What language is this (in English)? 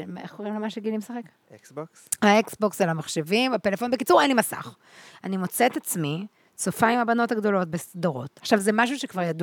Hebrew